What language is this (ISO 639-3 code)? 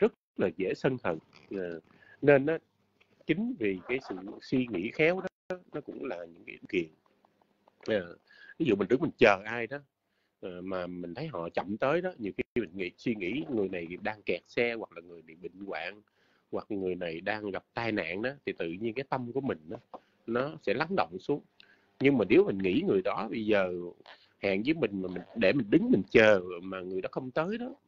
vie